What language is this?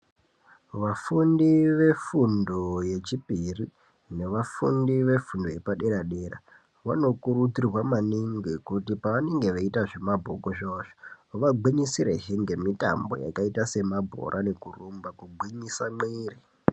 Ndau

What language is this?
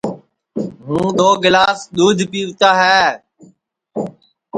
Sansi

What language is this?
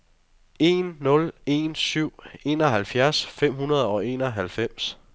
Danish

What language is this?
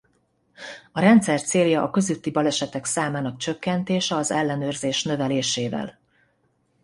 Hungarian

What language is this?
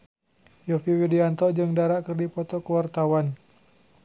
Sundanese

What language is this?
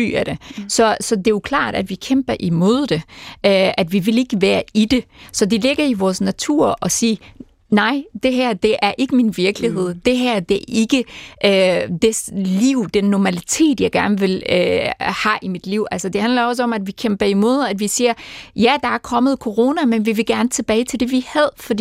Danish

